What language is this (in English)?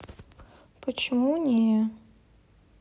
Russian